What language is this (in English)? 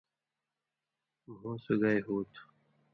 Indus Kohistani